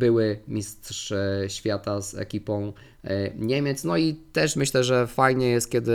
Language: Polish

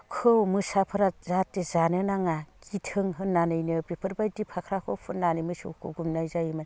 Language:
Bodo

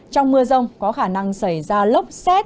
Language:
Vietnamese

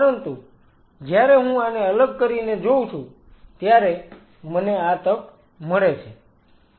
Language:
Gujarati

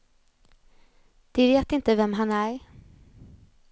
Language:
Swedish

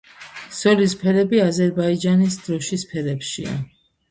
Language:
Georgian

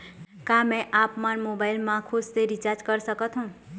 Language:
Chhattisgarhi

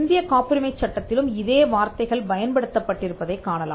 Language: Tamil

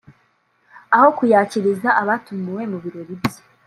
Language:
Kinyarwanda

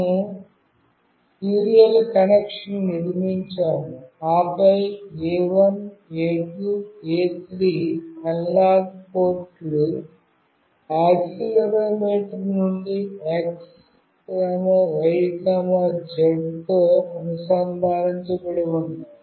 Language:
Telugu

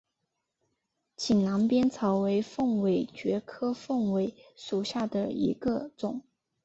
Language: Chinese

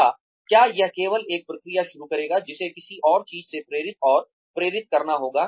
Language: Hindi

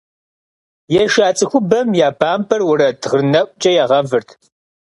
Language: Kabardian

